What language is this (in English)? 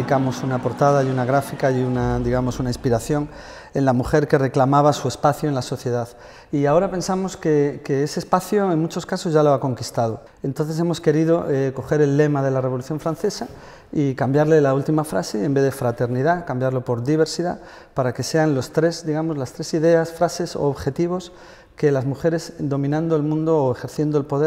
Spanish